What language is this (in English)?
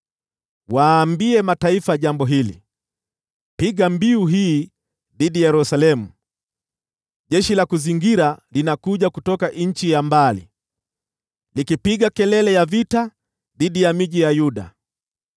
Swahili